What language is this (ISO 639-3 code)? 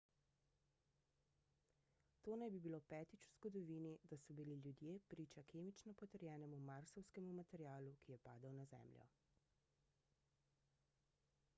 slv